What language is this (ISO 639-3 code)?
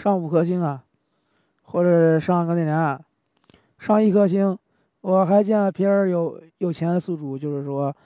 zho